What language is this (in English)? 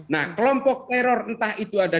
Indonesian